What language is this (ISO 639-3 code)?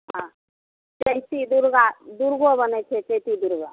mai